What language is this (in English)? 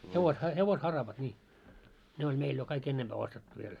Finnish